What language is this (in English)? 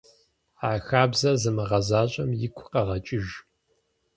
Kabardian